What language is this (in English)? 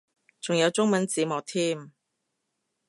Cantonese